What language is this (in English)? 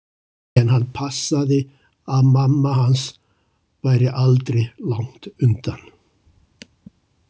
Icelandic